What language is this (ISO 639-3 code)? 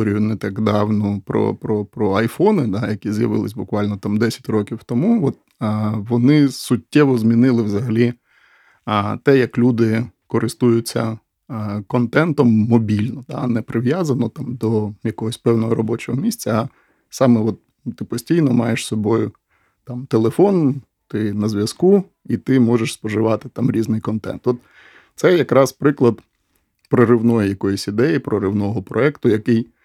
ukr